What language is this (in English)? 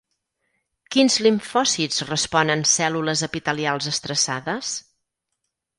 Catalan